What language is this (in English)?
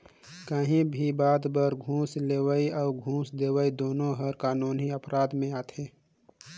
Chhattisgarhi